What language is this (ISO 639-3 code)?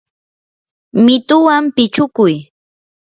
qur